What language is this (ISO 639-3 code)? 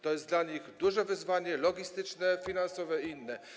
pol